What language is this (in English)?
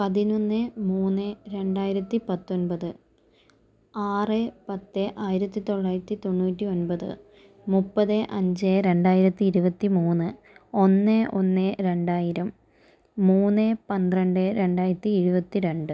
Malayalam